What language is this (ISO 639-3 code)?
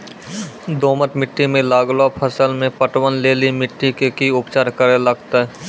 mai